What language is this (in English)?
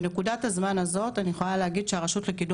Hebrew